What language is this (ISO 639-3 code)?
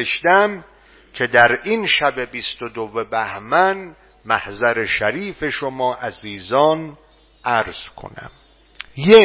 fas